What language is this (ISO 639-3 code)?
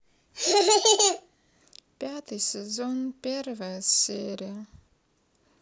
rus